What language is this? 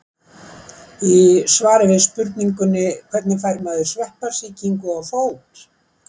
Icelandic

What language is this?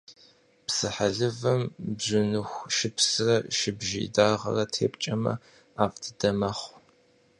Kabardian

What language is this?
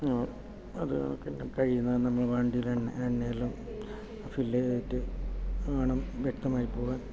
Malayalam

